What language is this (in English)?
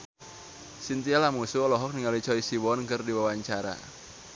Sundanese